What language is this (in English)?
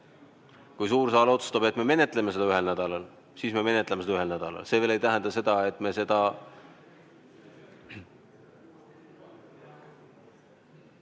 Estonian